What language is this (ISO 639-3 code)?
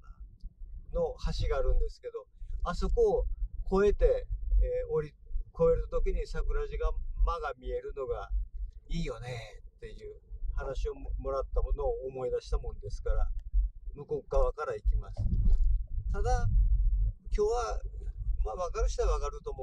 jpn